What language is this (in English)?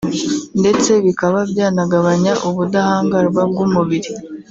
Kinyarwanda